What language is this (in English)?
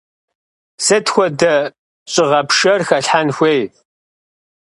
Kabardian